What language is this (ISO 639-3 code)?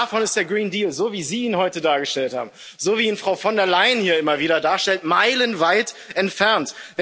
deu